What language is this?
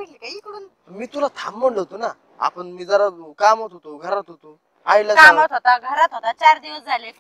Romanian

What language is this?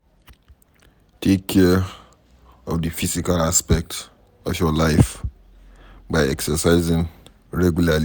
Nigerian Pidgin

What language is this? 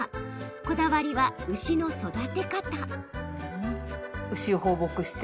Japanese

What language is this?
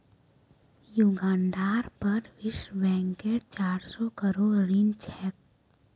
Magahi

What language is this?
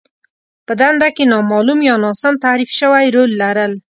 Pashto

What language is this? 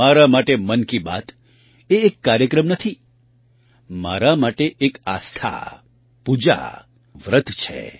Gujarati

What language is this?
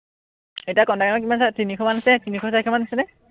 Assamese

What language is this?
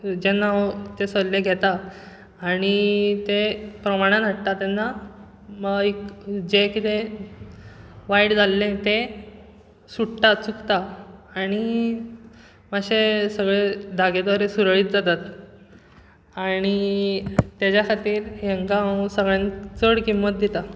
Konkani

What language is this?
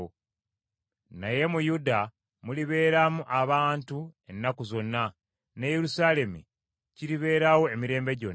Ganda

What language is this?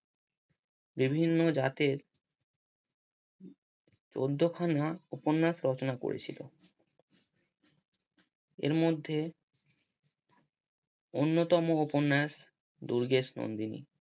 Bangla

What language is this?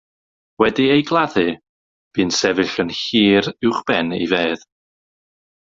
Welsh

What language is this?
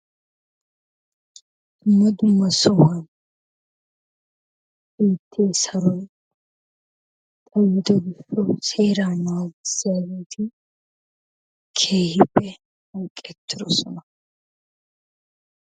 Wolaytta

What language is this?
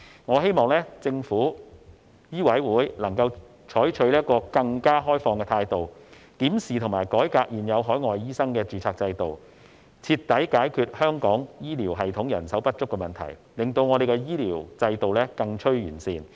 Cantonese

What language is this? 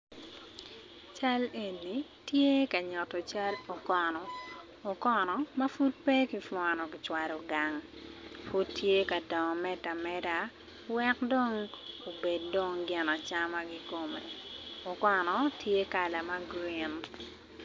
Acoli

